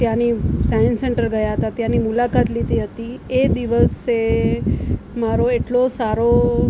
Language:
Gujarati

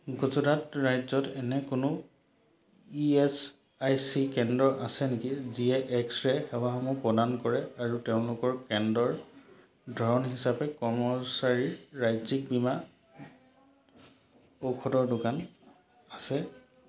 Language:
Assamese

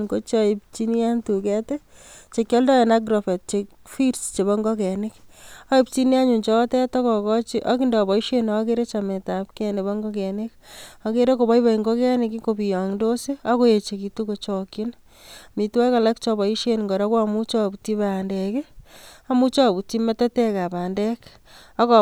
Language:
Kalenjin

